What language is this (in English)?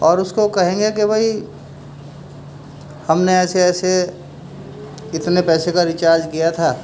Urdu